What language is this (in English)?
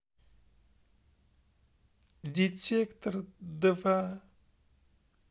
Russian